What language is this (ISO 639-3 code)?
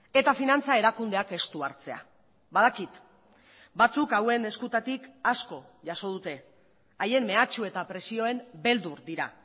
eus